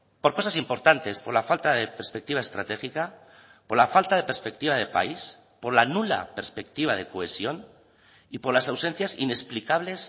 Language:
Spanish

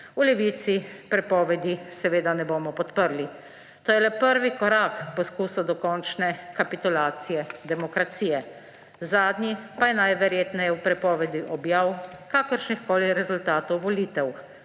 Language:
Slovenian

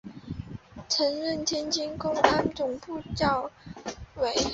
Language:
Chinese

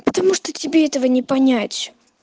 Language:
Russian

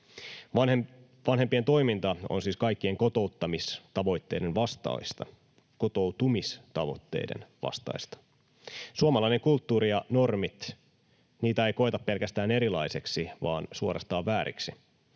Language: Finnish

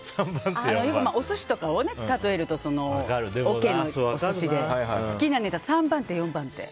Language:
Japanese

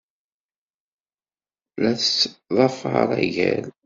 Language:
Kabyle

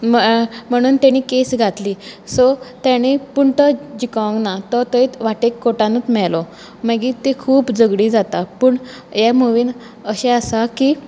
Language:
Konkani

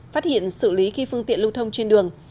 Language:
Vietnamese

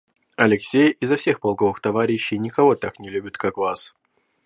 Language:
Russian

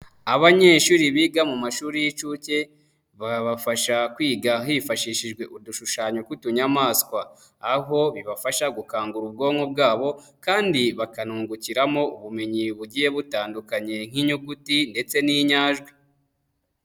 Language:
Kinyarwanda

